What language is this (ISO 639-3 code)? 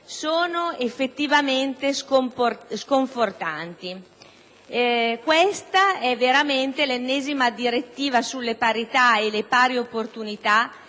ita